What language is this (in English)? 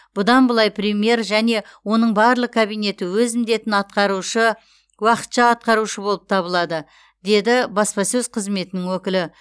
Kazakh